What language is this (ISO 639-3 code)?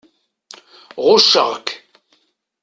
kab